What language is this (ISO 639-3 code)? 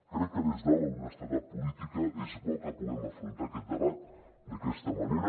cat